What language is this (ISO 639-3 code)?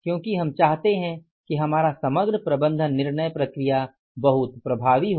hin